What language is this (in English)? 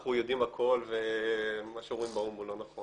Hebrew